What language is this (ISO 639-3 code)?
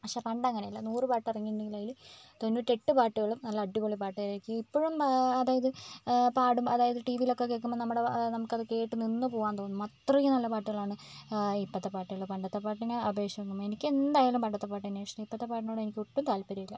mal